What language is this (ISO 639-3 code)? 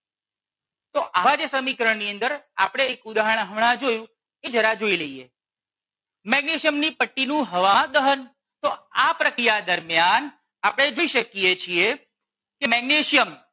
guj